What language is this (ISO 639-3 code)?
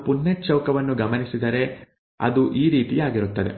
kan